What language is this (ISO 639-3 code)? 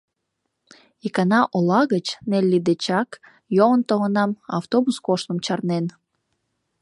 chm